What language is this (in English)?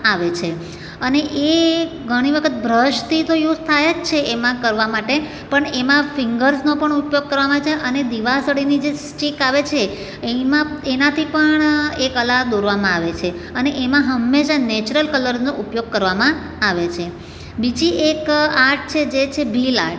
Gujarati